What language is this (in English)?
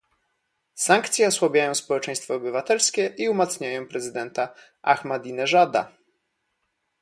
Polish